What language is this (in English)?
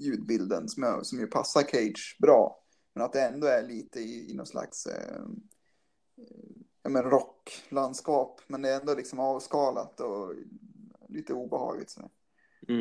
Swedish